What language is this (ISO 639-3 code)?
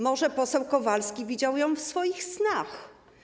pol